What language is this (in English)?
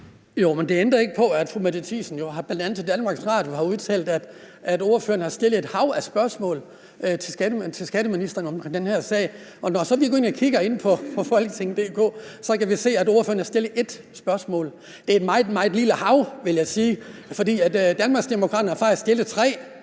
Danish